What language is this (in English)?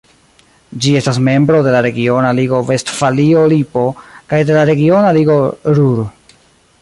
Esperanto